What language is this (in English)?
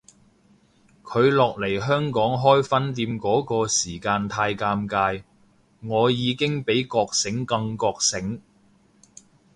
Cantonese